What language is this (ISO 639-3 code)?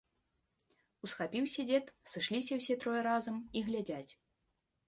bel